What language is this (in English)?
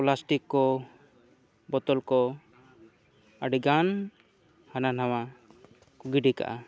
Santali